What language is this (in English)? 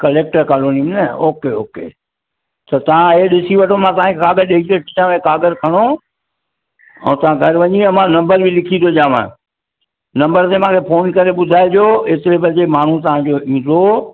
Sindhi